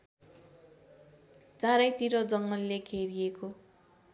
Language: Nepali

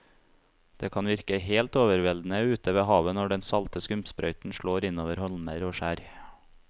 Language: Norwegian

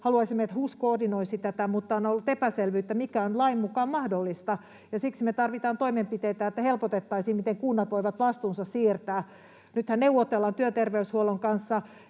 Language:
Finnish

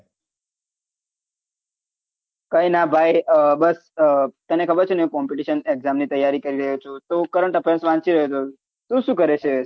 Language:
Gujarati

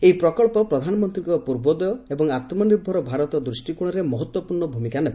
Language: Odia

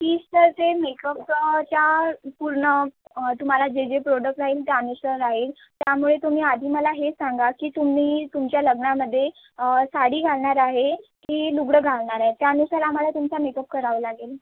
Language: Marathi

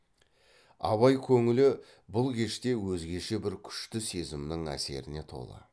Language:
Kazakh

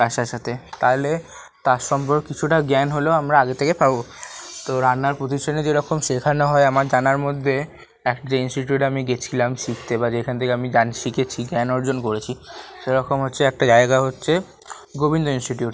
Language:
Bangla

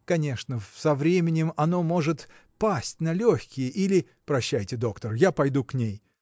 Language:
Russian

